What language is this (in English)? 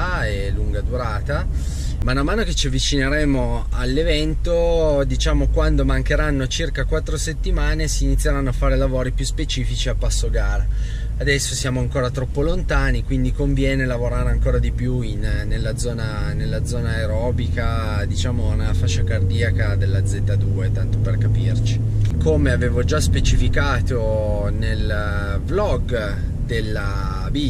Italian